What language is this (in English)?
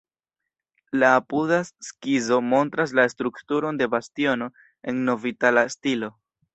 Esperanto